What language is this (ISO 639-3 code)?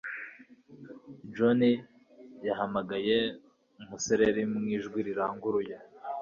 kin